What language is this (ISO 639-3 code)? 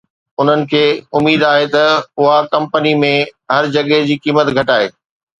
snd